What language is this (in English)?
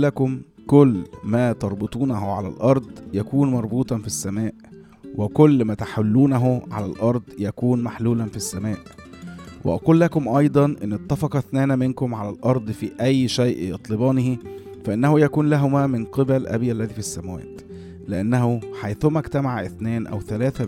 Arabic